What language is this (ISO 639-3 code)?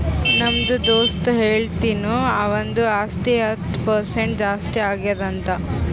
kan